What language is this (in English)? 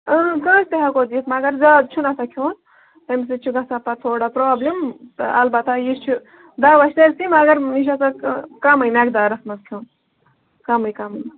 Kashmiri